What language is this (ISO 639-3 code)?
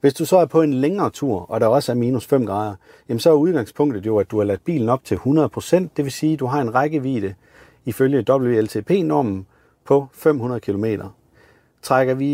dan